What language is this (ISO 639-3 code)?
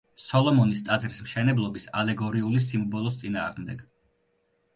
kat